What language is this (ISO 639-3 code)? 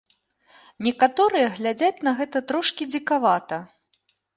bel